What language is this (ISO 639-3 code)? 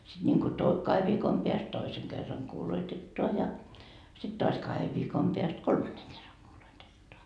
fin